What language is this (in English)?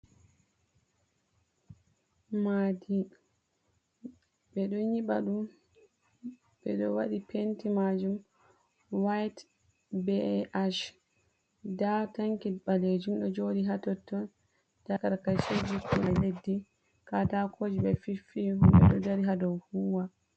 Fula